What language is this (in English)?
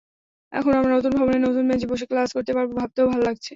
Bangla